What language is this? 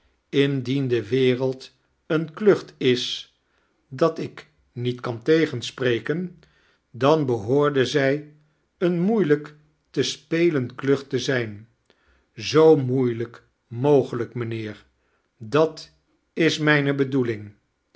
Dutch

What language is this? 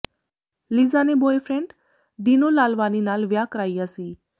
Punjabi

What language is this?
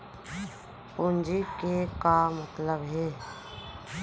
Chhattisgarhi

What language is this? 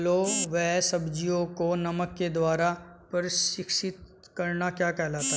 Hindi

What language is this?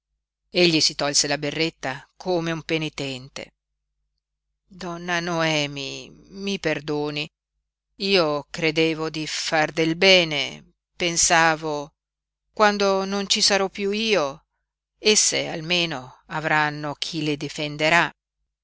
Italian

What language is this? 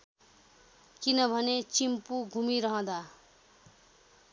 Nepali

